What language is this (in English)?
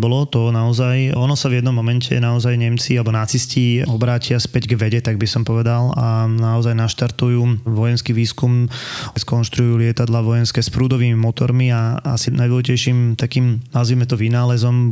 Slovak